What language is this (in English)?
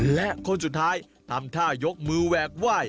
Thai